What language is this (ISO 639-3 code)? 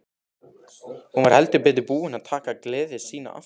isl